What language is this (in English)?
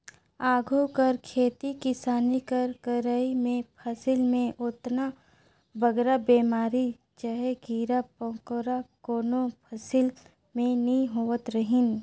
Chhattisgarhi